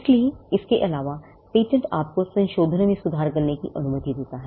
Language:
Hindi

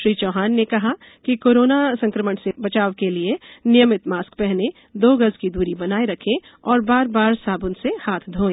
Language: Hindi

